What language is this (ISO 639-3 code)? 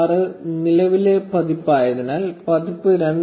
mal